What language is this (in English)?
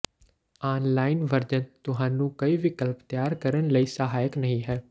Punjabi